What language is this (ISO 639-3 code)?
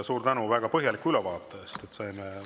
est